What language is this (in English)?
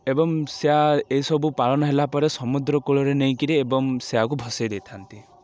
Odia